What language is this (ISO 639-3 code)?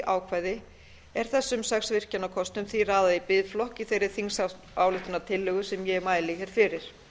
isl